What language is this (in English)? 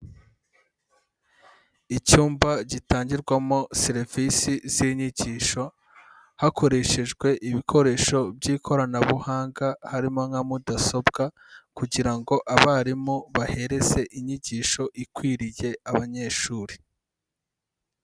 Kinyarwanda